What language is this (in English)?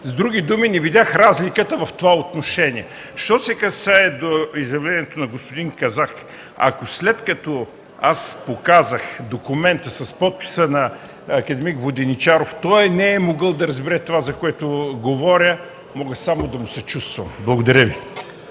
Bulgarian